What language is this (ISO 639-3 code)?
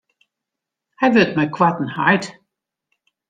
fry